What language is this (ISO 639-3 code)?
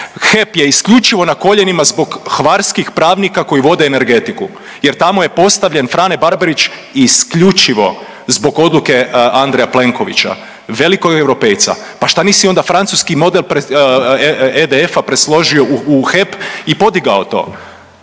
hrv